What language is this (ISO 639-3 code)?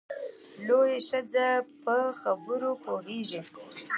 pus